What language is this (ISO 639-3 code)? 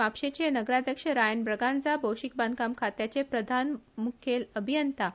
kok